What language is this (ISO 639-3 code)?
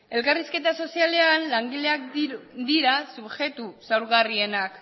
eus